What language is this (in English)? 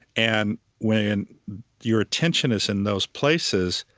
English